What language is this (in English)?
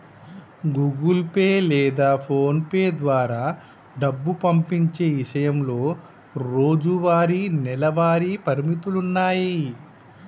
Telugu